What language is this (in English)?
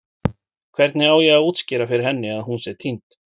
Icelandic